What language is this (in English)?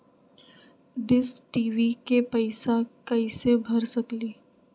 Magahi